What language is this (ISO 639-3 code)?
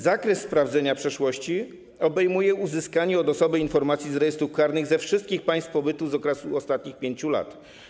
pol